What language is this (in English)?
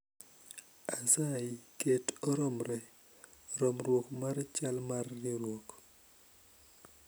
Luo (Kenya and Tanzania)